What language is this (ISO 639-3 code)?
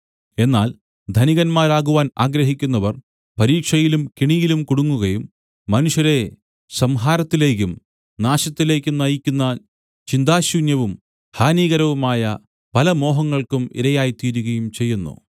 mal